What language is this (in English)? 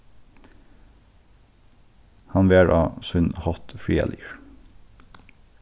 Faroese